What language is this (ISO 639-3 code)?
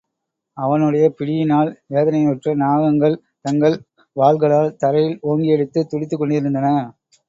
tam